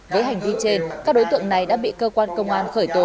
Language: Vietnamese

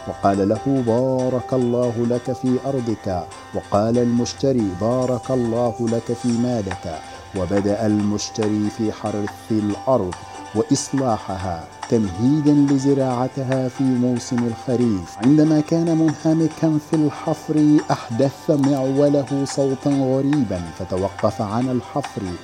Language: Arabic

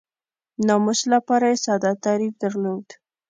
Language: Pashto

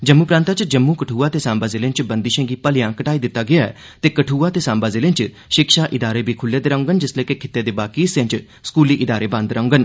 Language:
Dogri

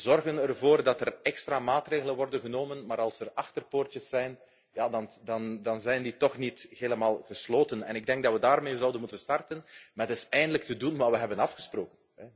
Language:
Dutch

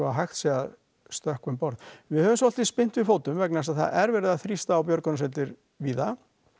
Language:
Icelandic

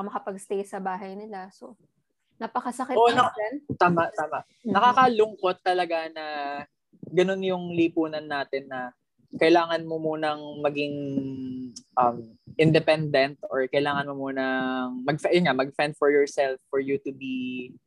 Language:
Filipino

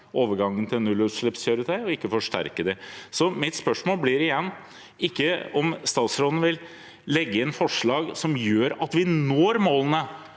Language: Norwegian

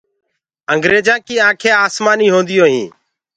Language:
Gurgula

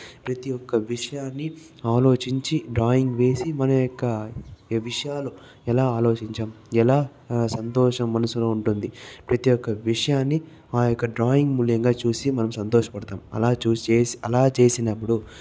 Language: Telugu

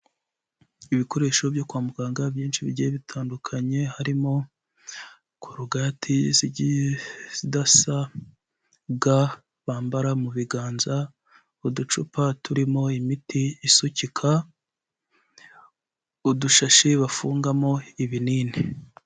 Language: Kinyarwanda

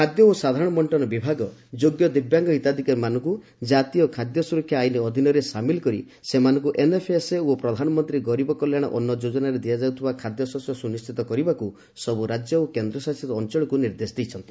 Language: Odia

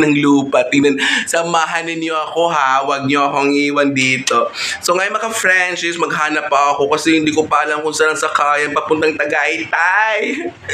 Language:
Filipino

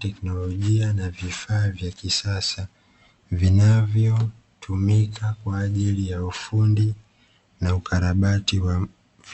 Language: Swahili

